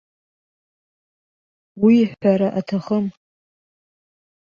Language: Abkhazian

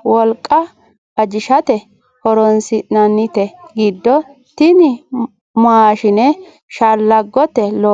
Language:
Sidamo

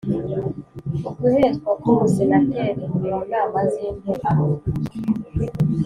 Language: Kinyarwanda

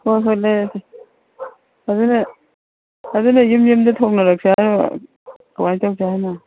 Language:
Manipuri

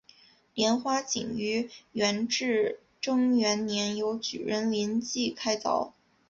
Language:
Chinese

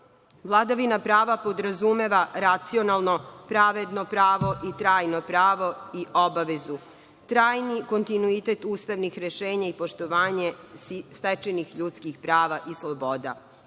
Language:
Serbian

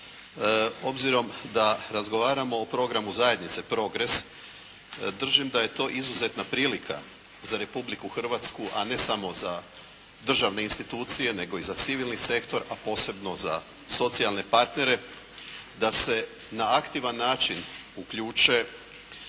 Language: Croatian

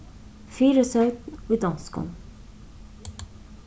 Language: Faroese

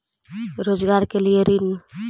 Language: Magahi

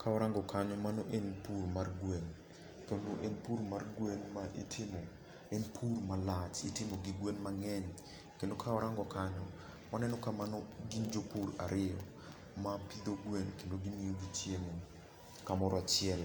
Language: Luo (Kenya and Tanzania)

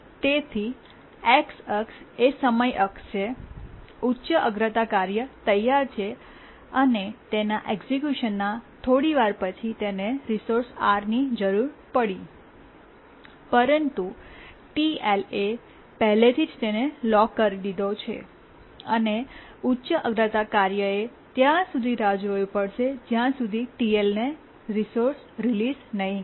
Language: Gujarati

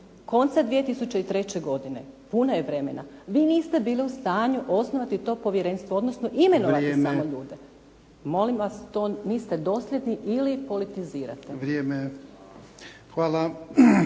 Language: Croatian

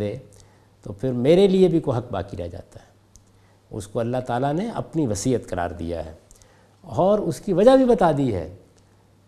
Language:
Urdu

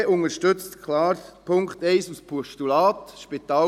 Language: Swiss German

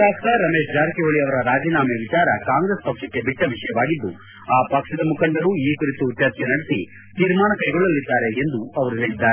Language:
Kannada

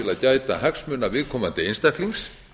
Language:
Icelandic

